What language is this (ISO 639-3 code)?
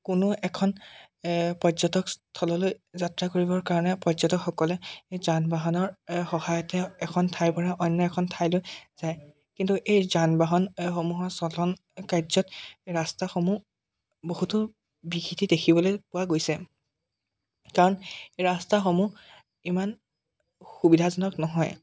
asm